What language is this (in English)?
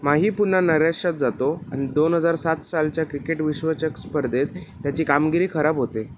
Marathi